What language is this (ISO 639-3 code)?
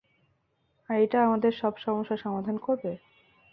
ben